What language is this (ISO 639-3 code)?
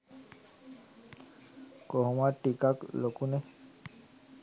sin